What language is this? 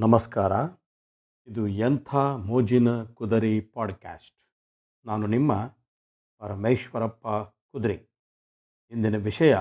Kannada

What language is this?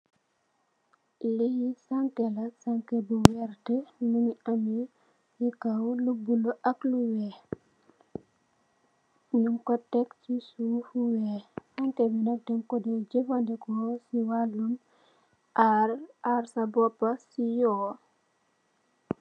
Wolof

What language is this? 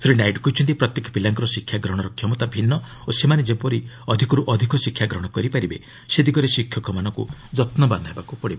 Odia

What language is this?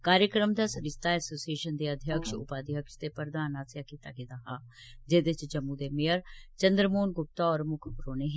Dogri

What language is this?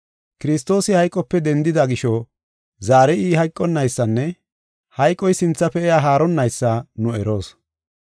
Gofa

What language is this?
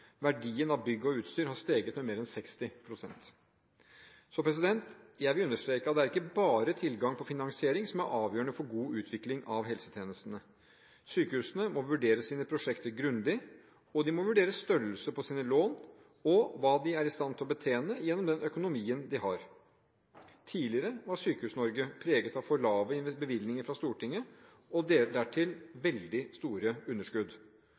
Norwegian Bokmål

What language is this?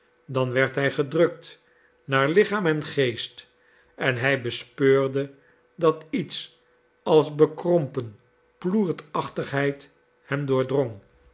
Dutch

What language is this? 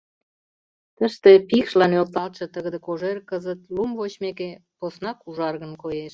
Mari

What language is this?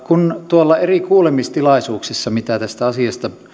Finnish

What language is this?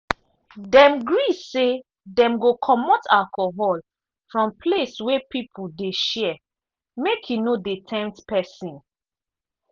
Nigerian Pidgin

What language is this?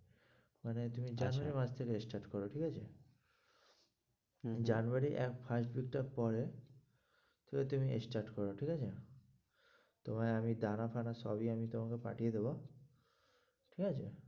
Bangla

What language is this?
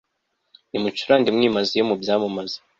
Kinyarwanda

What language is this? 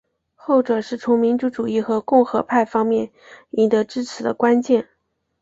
Chinese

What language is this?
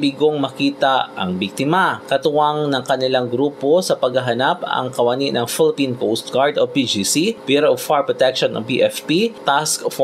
Filipino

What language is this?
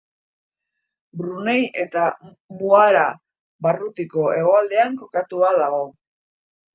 Basque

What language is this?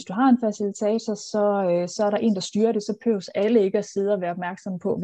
Danish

